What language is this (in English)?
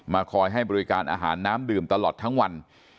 Thai